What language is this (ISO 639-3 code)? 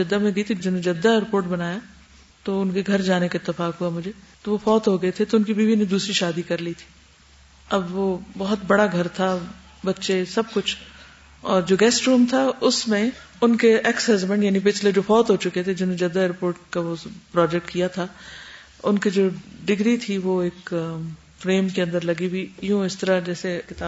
urd